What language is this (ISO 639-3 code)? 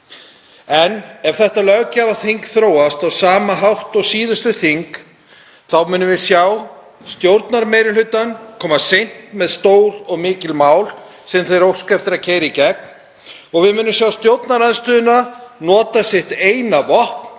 isl